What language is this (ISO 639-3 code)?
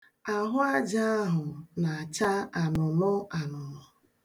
ibo